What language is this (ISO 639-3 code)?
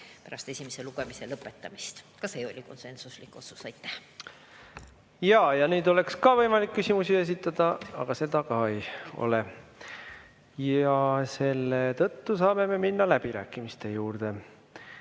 est